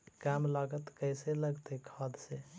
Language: Magahi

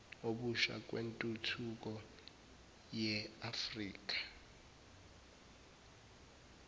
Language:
Zulu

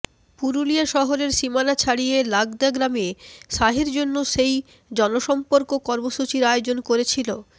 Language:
Bangla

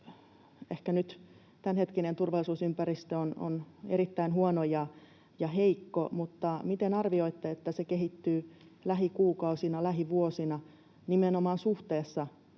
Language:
Finnish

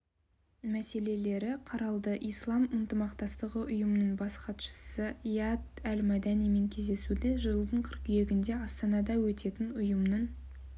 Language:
Kazakh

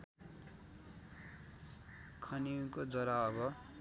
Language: Nepali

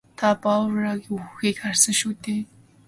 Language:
Mongolian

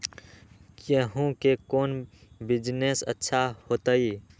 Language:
Magahi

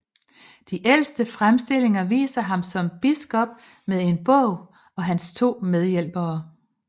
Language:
Danish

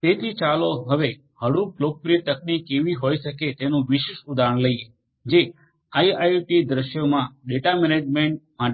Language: Gujarati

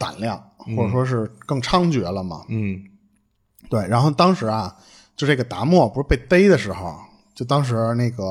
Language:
Chinese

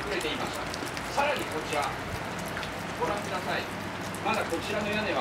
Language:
Japanese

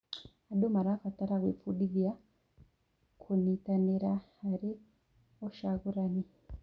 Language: Kikuyu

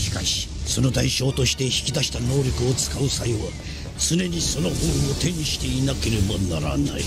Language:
Japanese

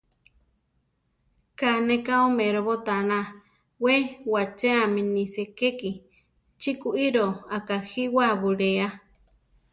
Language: Central Tarahumara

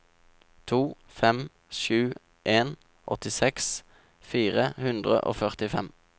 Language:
Norwegian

